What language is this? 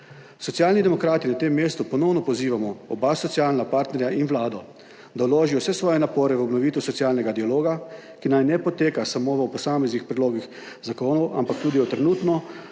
Slovenian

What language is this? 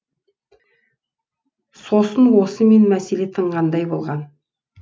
Kazakh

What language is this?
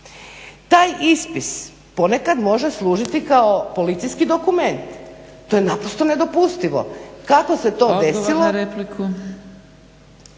Croatian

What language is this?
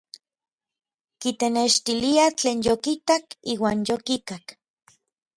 Orizaba Nahuatl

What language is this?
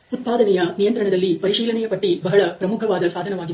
Kannada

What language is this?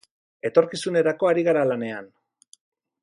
Basque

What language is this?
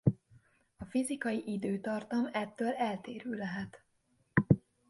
Hungarian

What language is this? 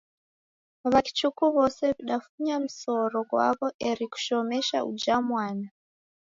Taita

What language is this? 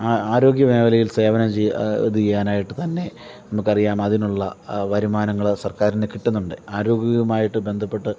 Malayalam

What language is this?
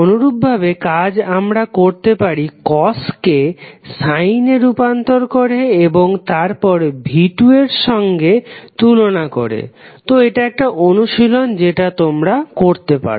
Bangla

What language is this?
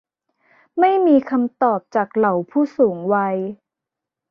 Thai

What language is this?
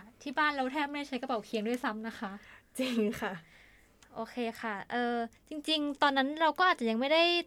Thai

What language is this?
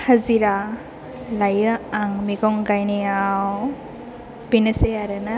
Bodo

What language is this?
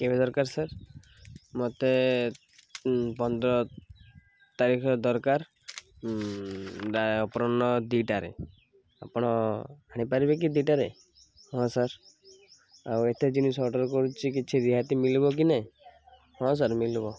Odia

